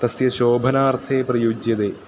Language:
Sanskrit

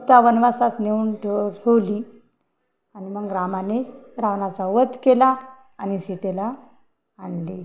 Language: Marathi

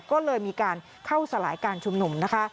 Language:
Thai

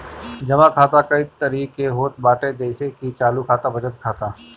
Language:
Bhojpuri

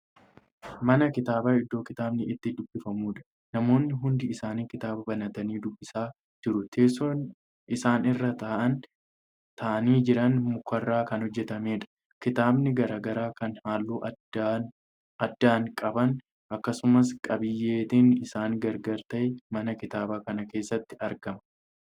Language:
Oromo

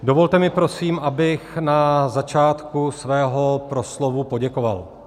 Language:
Czech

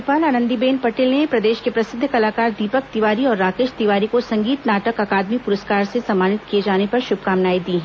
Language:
Hindi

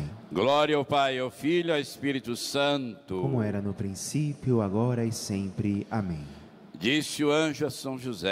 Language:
Portuguese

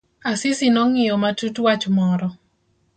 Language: Luo (Kenya and Tanzania)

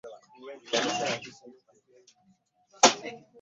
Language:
Ganda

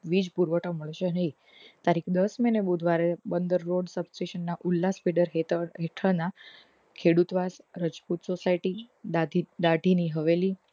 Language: Gujarati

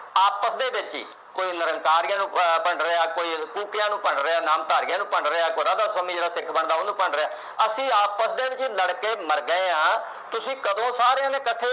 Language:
Punjabi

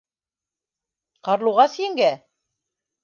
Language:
Bashkir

